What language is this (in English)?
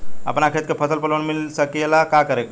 Bhojpuri